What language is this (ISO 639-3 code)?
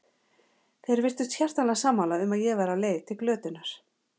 isl